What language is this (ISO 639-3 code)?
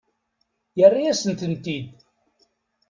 kab